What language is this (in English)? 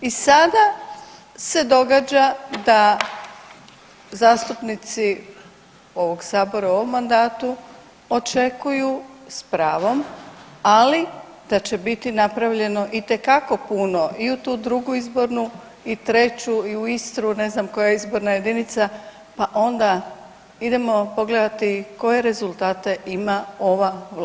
Croatian